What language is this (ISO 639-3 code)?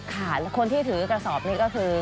tha